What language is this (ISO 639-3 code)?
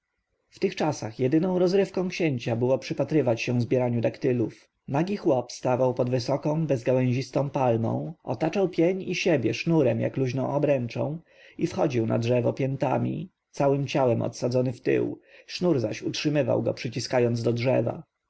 pol